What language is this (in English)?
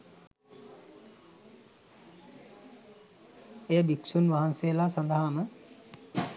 Sinhala